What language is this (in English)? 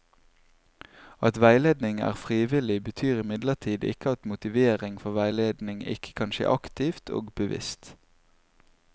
Norwegian